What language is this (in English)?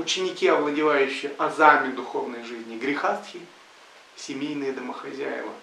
Russian